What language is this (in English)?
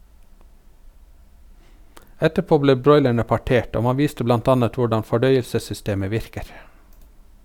Norwegian